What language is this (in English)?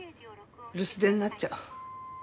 Japanese